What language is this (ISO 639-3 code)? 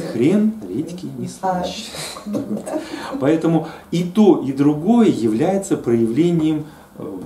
rus